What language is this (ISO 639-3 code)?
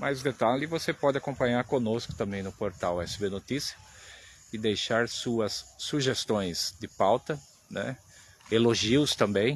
por